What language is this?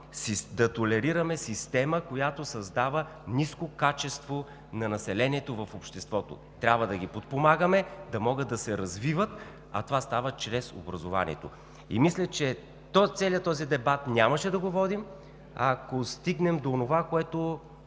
Bulgarian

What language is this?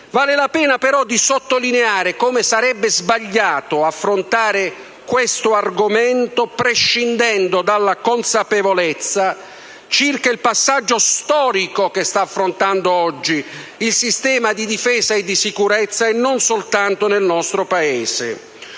Italian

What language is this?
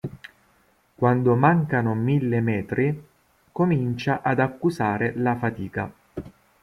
Italian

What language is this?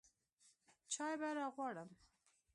Pashto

